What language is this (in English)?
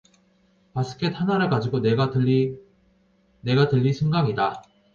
Korean